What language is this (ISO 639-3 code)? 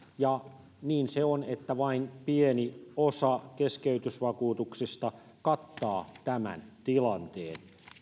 fin